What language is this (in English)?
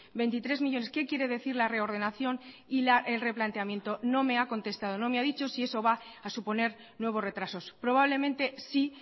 Spanish